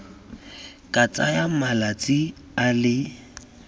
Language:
Tswana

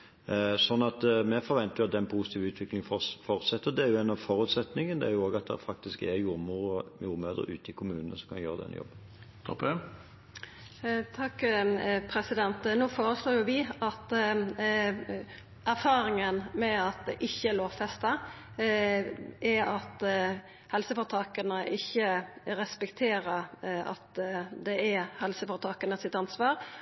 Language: Norwegian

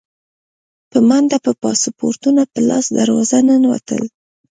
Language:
Pashto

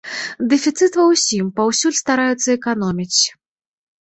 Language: Belarusian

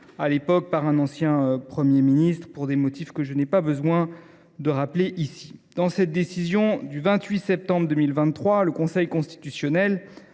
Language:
French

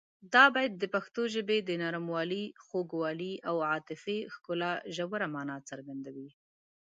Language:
Pashto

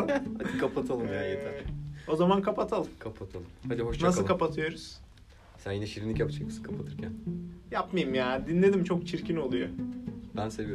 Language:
Turkish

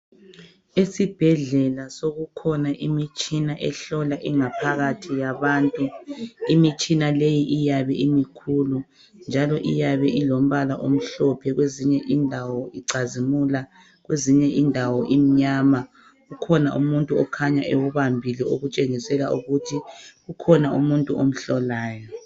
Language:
North Ndebele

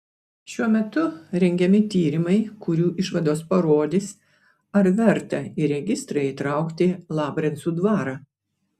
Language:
Lithuanian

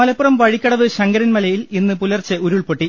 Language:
Malayalam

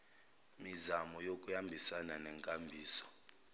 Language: Zulu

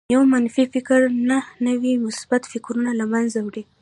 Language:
Pashto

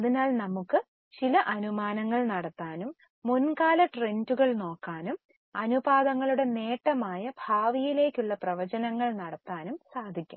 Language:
Malayalam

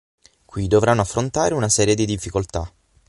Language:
Italian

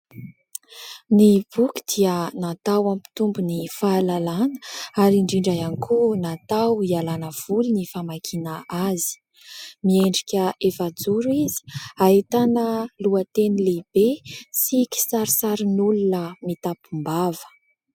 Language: Malagasy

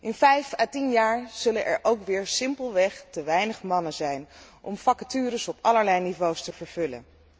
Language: Dutch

